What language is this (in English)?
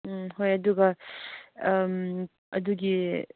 Manipuri